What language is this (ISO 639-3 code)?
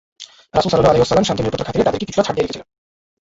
ben